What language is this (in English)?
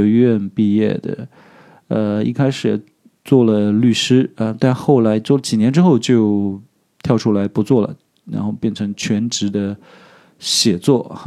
Chinese